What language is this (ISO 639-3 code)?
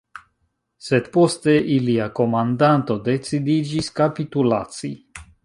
epo